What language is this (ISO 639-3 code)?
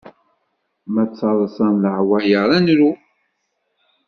kab